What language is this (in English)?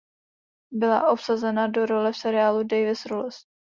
Czech